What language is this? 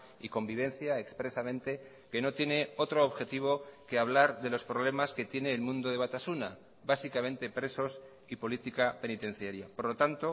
Spanish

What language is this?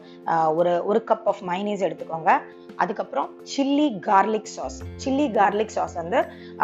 Tamil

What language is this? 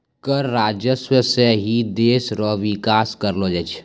Maithili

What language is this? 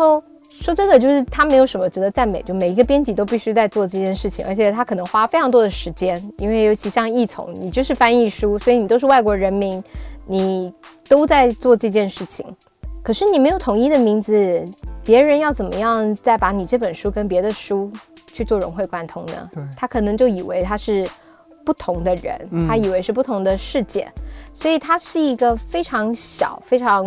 Chinese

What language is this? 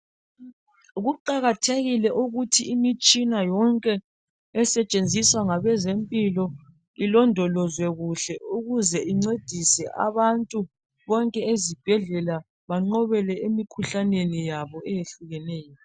North Ndebele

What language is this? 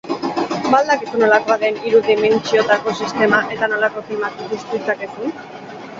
Basque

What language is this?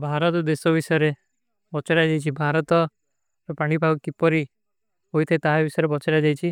Kui (India)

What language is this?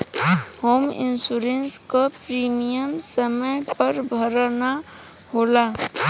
Bhojpuri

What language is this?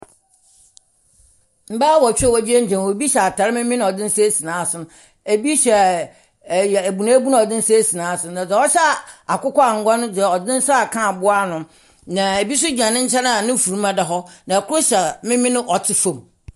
Akan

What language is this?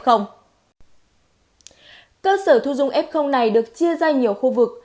Vietnamese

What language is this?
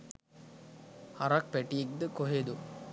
Sinhala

